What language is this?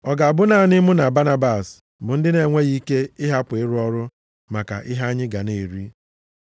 Igbo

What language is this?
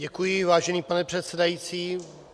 Czech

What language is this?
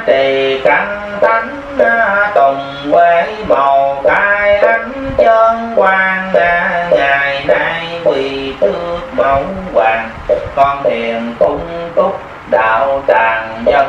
Vietnamese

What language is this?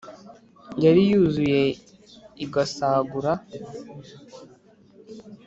Kinyarwanda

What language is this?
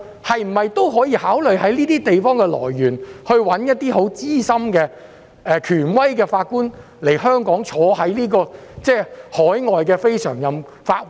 Cantonese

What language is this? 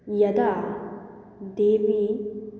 Sanskrit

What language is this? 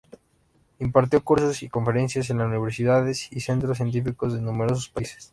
Spanish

